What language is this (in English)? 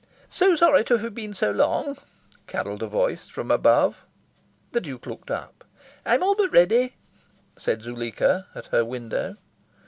English